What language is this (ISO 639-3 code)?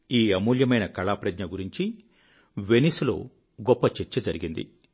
tel